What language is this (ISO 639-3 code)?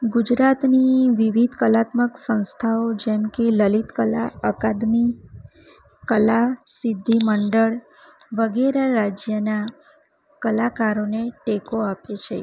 guj